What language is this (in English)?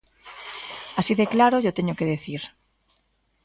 Galician